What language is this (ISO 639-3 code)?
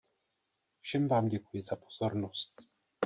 ces